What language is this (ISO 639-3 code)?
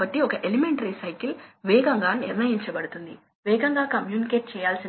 tel